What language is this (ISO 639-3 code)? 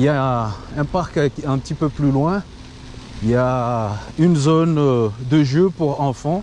fra